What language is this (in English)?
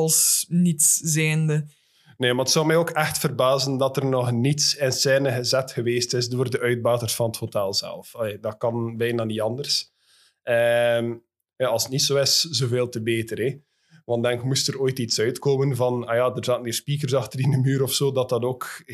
Dutch